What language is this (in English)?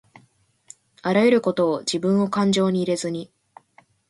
Japanese